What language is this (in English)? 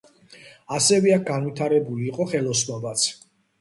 Georgian